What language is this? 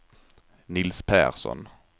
Swedish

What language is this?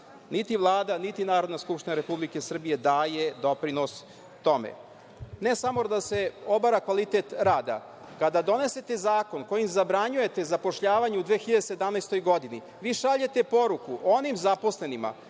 Serbian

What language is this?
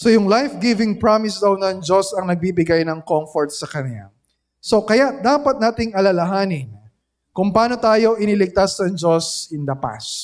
Filipino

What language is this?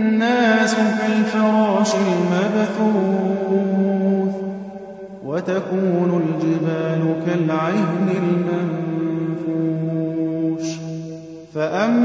Arabic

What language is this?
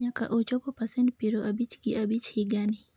Luo (Kenya and Tanzania)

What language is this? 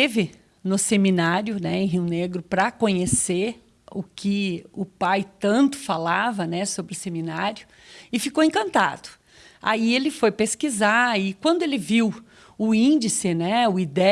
Portuguese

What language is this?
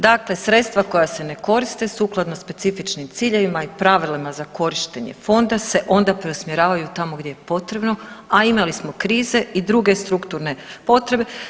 Croatian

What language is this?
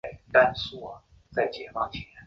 Chinese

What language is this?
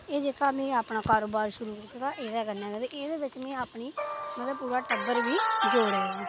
Dogri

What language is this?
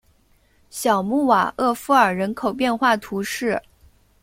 Chinese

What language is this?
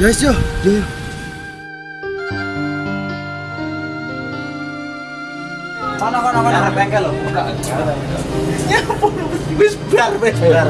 Indonesian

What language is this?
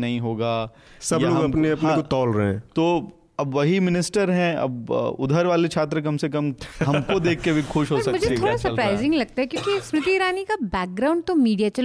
Hindi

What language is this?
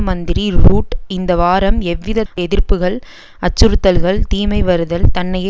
Tamil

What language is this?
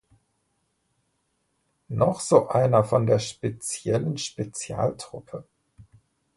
German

